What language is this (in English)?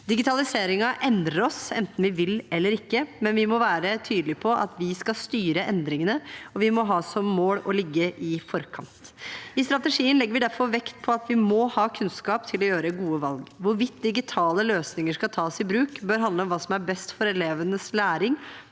Norwegian